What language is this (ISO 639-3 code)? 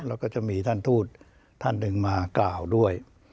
tha